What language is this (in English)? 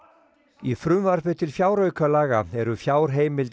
Icelandic